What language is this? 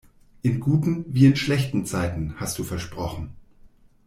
German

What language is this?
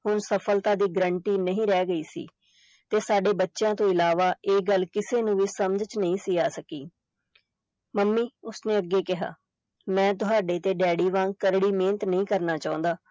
Punjabi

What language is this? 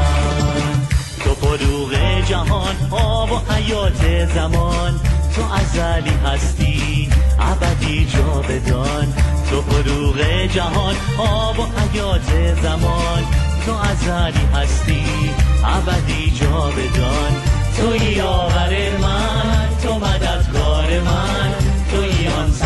Persian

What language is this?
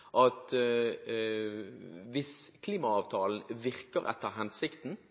Norwegian Bokmål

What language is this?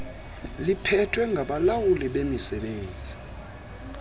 Xhosa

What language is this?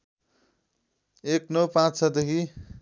Nepali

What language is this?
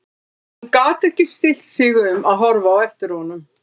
Icelandic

